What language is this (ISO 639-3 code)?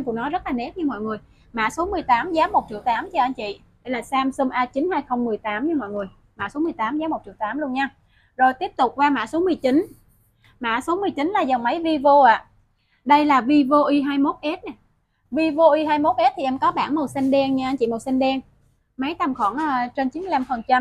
vie